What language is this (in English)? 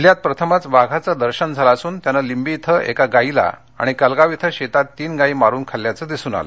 Marathi